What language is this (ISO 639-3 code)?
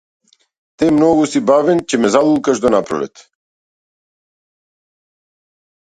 mkd